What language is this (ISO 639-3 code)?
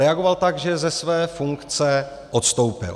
ces